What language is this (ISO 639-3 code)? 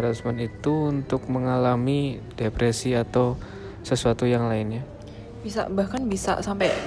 ind